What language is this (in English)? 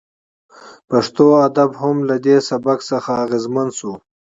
Pashto